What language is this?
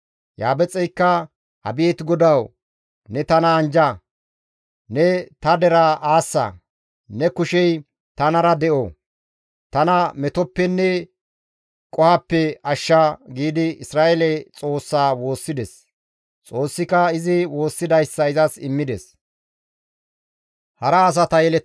Gamo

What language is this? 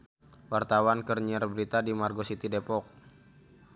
Sundanese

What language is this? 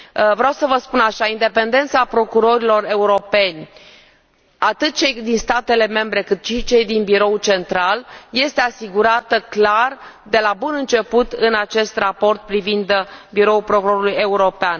Romanian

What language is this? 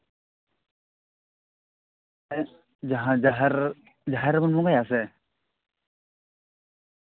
Santali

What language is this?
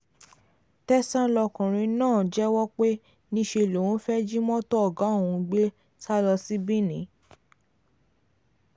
Yoruba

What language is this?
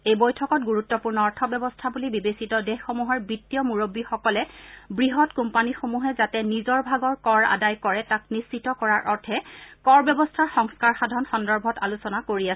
Assamese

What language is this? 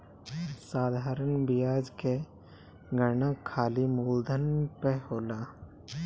Bhojpuri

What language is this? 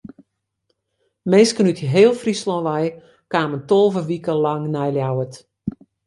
Western Frisian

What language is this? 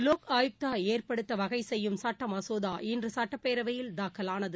Tamil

